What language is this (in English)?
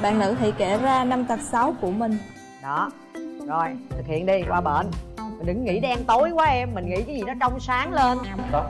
Vietnamese